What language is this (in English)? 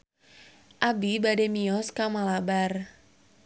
Sundanese